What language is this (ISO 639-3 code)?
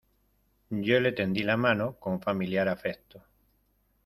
spa